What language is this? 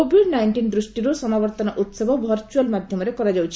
Odia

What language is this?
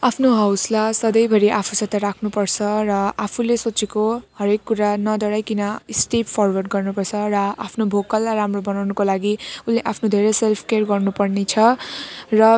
Nepali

